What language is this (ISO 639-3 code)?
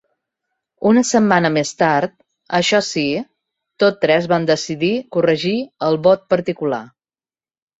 cat